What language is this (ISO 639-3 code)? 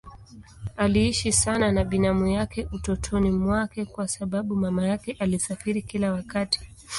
swa